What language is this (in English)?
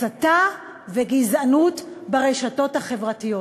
Hebrew